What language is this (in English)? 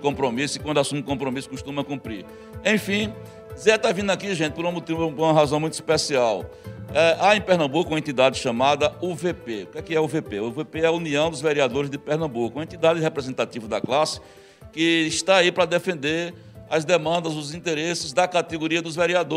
Portuguese